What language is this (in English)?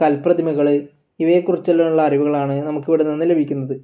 Malayalam